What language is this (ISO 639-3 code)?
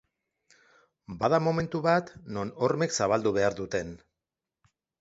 eus